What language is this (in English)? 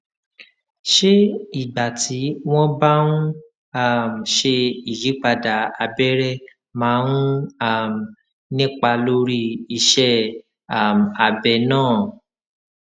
Yoruba